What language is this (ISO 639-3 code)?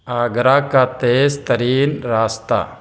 urd